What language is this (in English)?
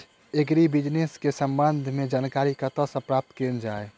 Maithili